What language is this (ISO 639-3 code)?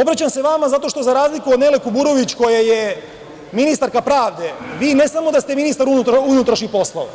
srp